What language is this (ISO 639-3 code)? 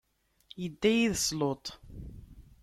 kab